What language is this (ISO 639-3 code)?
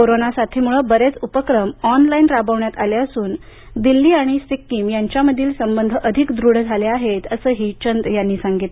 mar